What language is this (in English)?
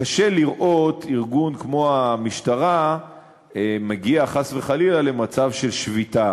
Hebrew